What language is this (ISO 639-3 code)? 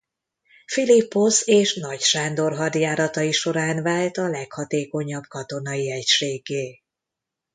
hun